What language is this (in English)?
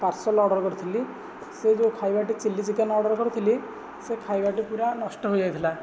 Odia